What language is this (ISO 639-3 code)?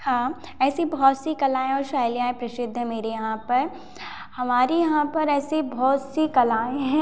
hin